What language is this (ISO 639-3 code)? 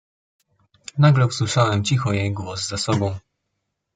pol